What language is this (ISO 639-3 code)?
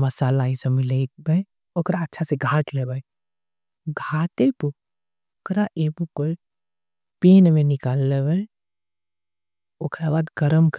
anp